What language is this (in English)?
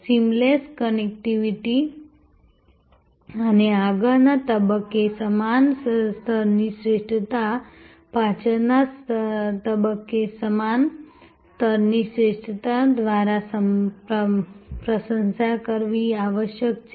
Gujarati